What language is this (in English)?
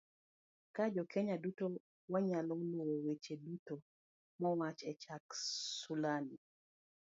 Luo (Kenya and Tanzania)